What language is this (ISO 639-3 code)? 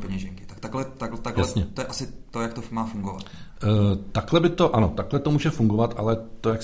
ces